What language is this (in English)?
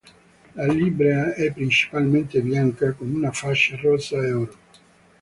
Italian